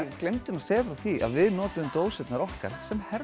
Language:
Icelandic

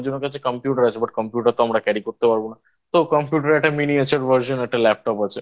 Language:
Bangla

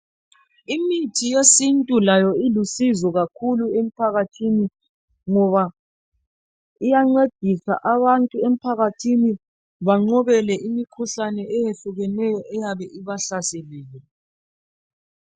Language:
North Ndebele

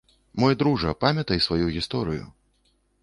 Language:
Belarusian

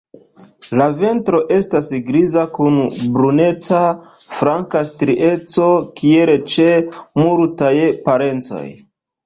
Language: Esperanto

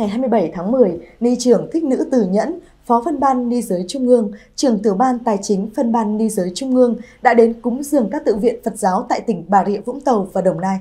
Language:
Vietnamese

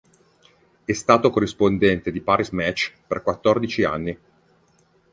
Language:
Italian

